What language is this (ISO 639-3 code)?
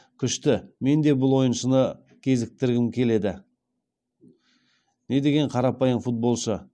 kaz